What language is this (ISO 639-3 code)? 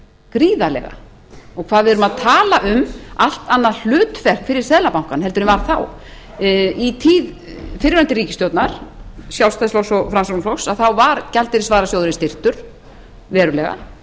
isl